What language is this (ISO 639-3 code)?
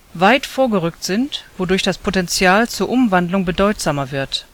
deu